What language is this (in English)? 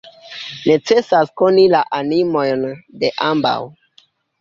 Esperanto